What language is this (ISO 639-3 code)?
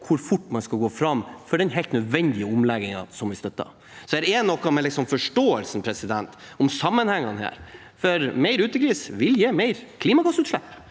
nor